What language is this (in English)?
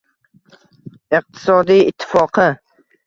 Uzbek